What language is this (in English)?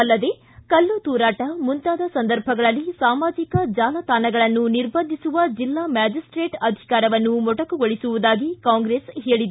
Kannada